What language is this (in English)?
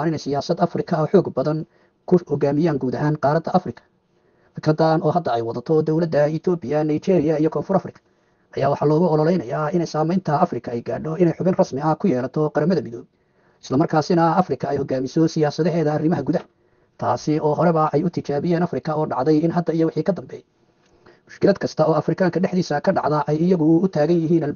Arabic